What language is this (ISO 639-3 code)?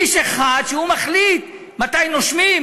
heb